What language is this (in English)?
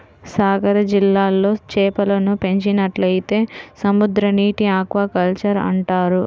Telugu